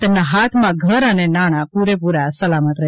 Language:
Gujarati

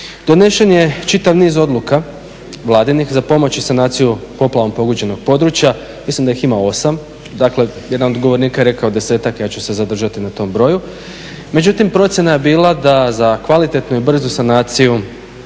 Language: Croatian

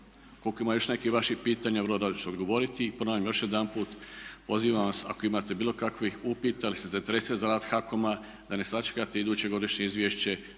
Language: Croatian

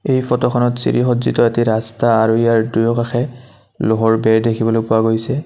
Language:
Assamese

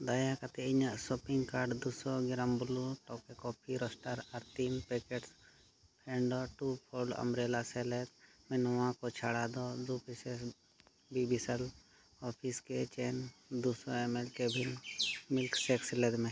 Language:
Santali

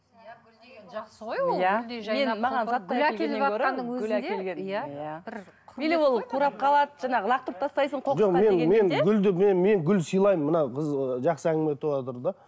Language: Kazakh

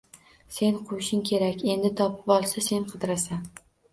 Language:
Uzbek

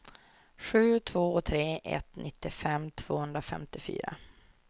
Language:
Swedish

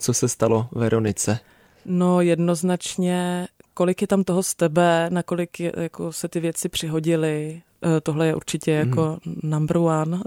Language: Czech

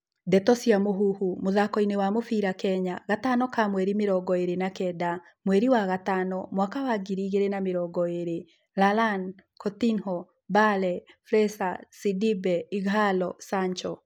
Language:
Kikuyu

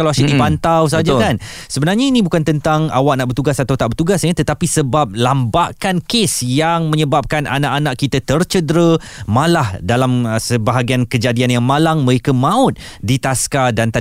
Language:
Malay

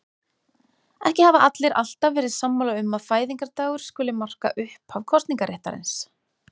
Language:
Icelandic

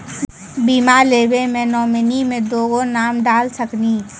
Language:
Maithili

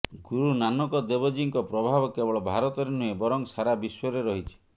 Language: Odia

